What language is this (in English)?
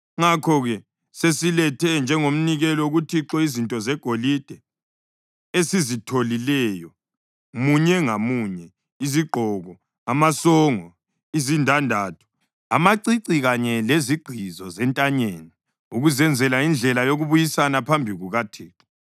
North Ndebele